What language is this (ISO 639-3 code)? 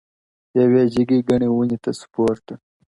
pus